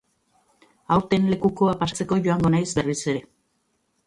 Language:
Basque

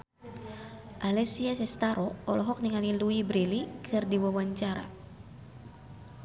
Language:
Sundanese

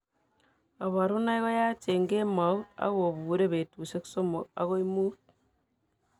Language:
Kalenjin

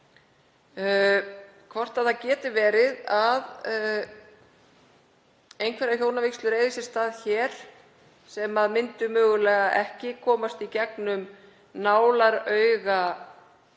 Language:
Icelandic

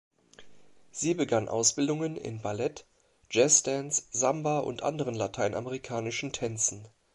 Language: German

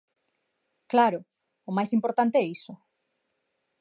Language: Galician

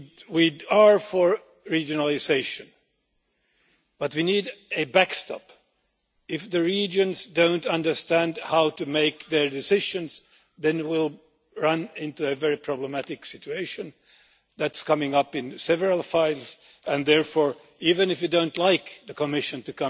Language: English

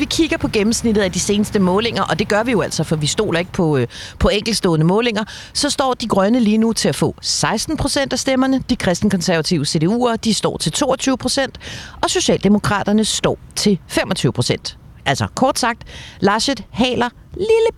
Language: Danish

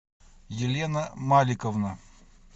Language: Russian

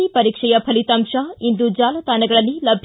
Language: Kannada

